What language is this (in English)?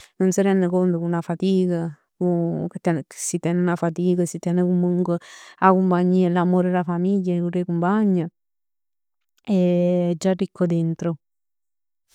Neapolitan